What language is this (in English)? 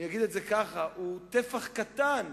Hebrew